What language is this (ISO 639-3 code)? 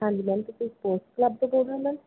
pan